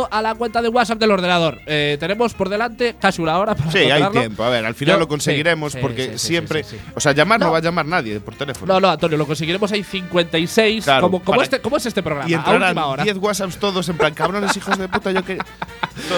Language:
Spanish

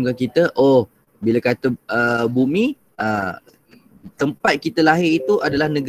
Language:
Malay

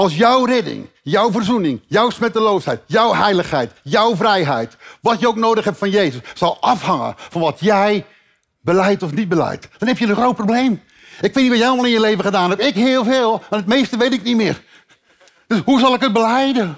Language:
Dutch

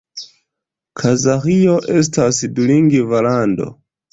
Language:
Esperanto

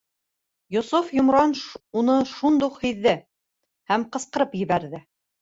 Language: Bashkir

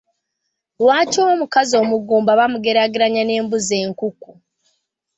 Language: Ganda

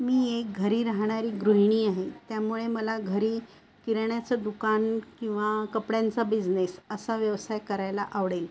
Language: Marathi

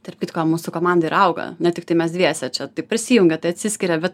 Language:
Lithuanian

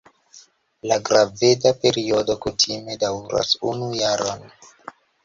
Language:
Esperanto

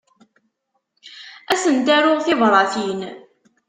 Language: Kabyle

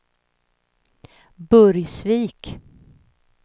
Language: Swedish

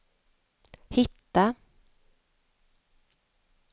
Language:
Swedish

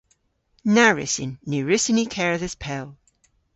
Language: Cornish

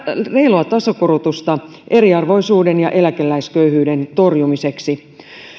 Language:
Finnish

